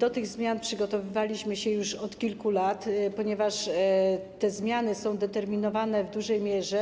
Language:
Polish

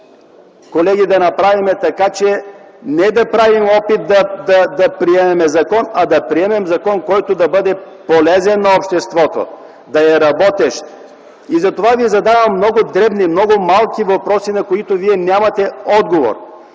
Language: Bulgarian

